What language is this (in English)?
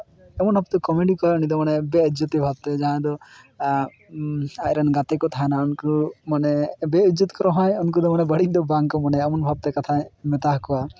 Santali